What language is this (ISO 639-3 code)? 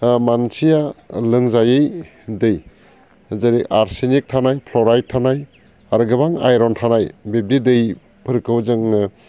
brx